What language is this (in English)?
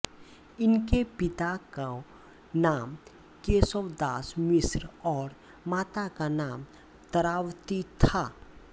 Hindi